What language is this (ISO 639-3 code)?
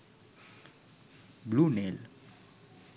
sin